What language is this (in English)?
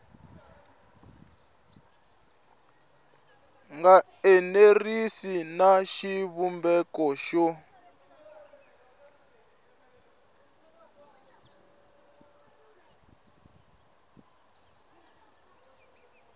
Tsonga